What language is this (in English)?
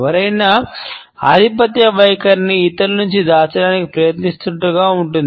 Telugu